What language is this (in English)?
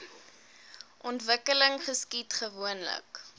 Afrikaans